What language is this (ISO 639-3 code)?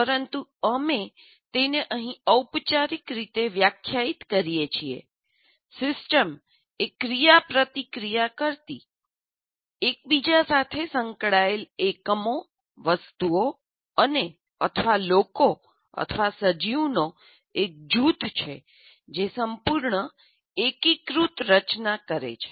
guj